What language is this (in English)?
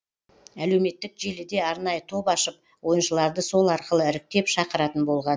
Kazakh